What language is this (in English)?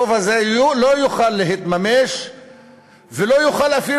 Hebrew